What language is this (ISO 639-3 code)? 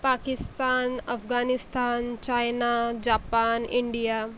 mar